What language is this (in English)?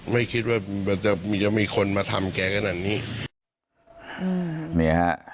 Thai